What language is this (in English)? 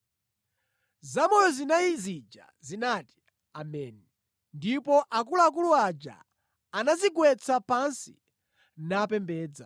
Nyanja